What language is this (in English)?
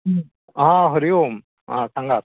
Konkani